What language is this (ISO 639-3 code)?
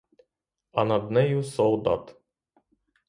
ukr